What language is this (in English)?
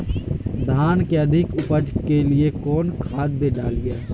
Magahi